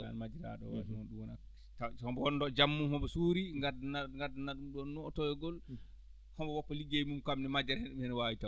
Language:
Fula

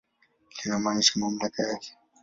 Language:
Swahili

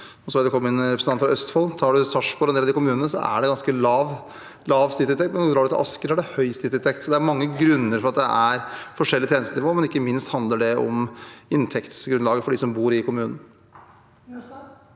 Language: Norwegian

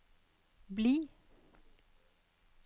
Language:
Norwegian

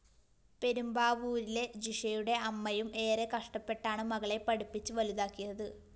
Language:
Malayalam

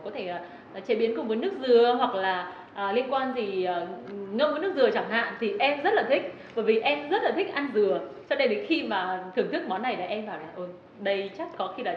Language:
Vietnamese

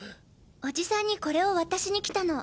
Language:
Japanese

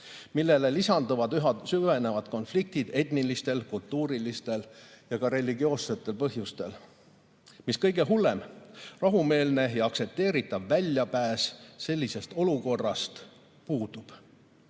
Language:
Estonian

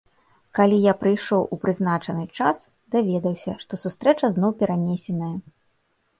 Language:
Belarusian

